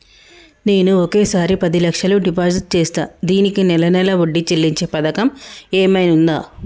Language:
Telugu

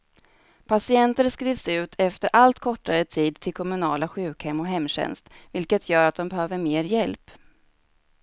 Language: Swedish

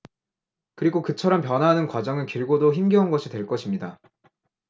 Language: Korean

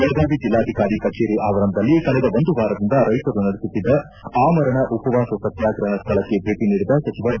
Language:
Kannada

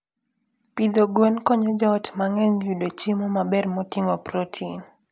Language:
Luo (Kenya and Tanzania)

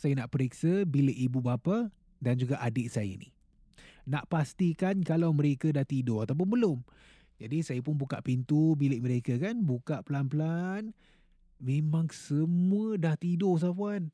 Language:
Malay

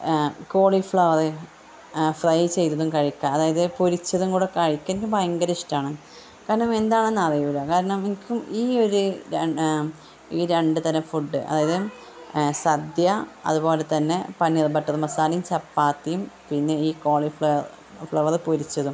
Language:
Malayalam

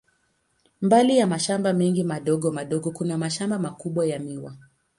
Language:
Swahili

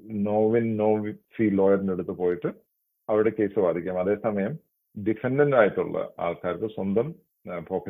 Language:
Malayalam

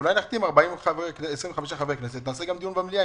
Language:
Hebrew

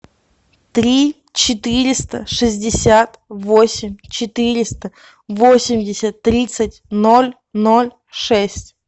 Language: Russian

